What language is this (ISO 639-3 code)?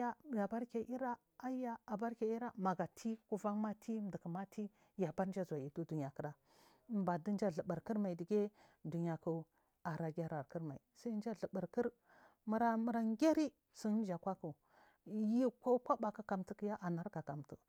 mfm